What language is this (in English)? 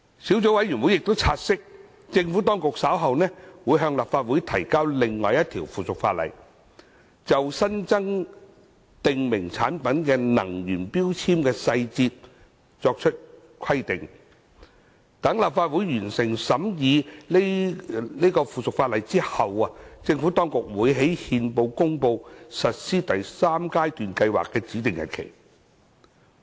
Cantonese